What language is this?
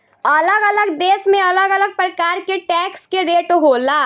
Bhojpuri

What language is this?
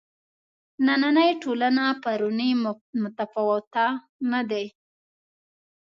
Pashto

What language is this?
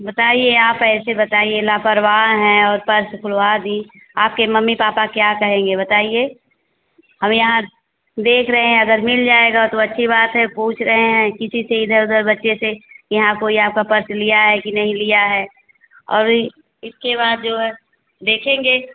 Hindi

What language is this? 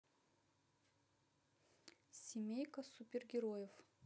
Russian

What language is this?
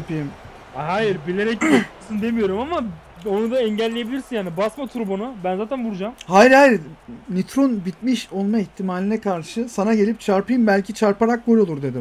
Turkish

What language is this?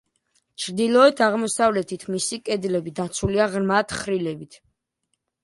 Georgian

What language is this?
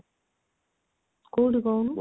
Odia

